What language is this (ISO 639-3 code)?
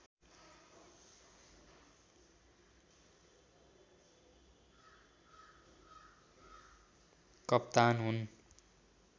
nep